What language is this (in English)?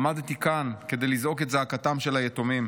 Hebrew